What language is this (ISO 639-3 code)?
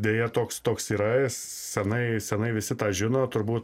lit